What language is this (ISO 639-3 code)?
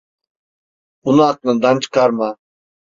tur